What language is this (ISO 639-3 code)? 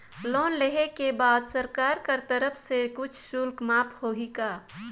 hne